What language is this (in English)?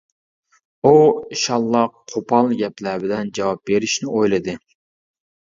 Uyghur